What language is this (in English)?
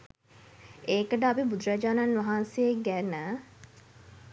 Sinhala